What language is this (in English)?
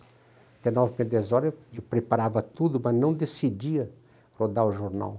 Portuguese